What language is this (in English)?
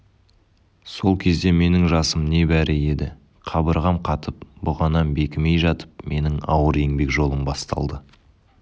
Kazakh